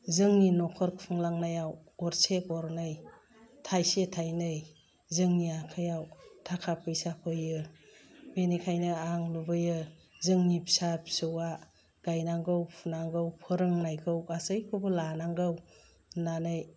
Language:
Bodo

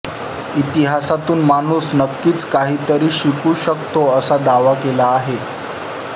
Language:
Marathi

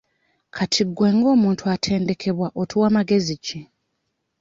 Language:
Ganda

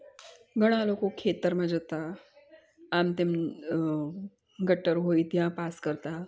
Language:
Gujarati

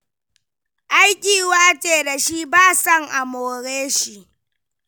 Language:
Hausa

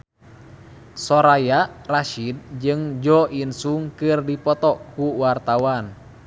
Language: Sundanese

